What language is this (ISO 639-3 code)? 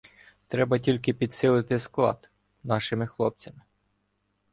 ukr